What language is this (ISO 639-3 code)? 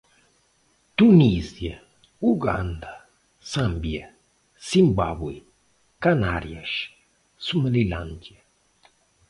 por